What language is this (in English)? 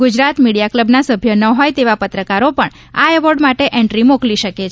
Gujarati